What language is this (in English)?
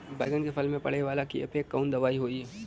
Bhojpuri